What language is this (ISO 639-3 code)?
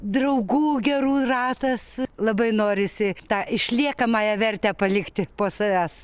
lit